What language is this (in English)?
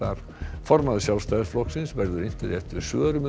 Icelandic